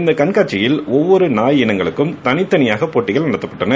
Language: Tamil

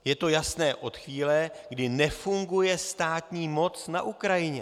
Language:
Czech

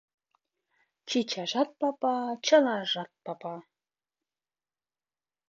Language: Mari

